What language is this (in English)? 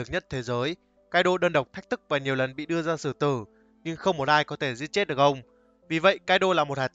Vietnamese